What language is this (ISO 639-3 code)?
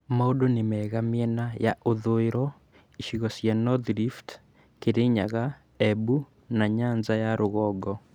kik